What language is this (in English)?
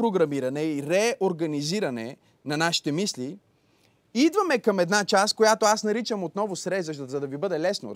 Bulgarian